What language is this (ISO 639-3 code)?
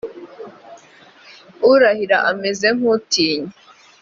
kin